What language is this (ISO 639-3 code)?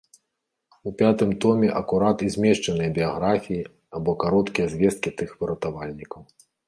bel